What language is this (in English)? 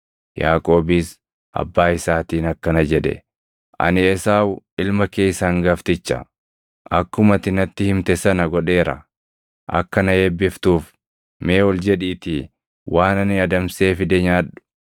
Oromo